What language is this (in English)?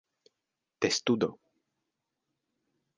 Esperanto